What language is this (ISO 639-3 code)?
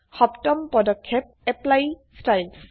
asm